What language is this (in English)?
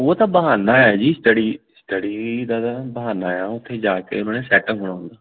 Punjabi